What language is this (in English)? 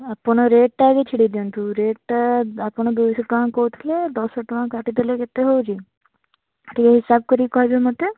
Odia